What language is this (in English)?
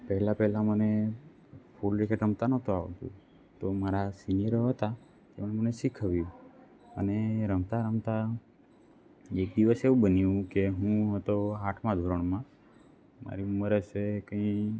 Gujarati